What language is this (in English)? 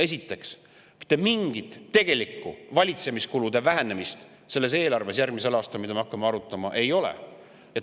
Estonian